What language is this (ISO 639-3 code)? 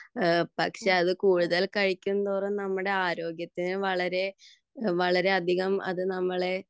mal